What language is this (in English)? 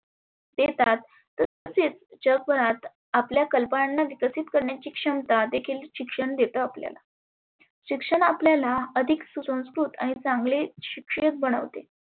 Marathi